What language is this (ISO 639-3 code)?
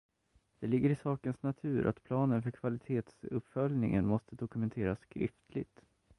swe